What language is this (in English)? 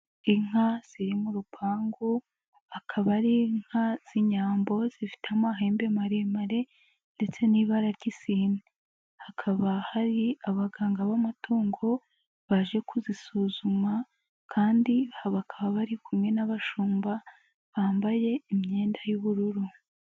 Kinyarwanda